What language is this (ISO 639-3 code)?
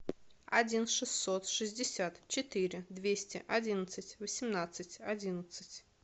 rus